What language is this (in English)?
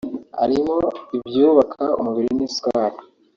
Kinyarwanda